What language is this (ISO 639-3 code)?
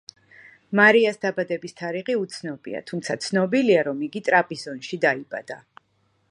kat